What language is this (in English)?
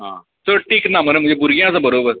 Konkani